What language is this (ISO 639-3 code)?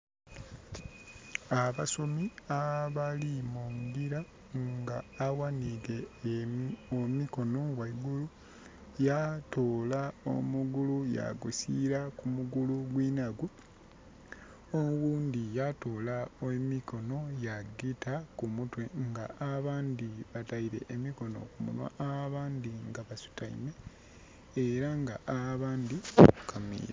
xog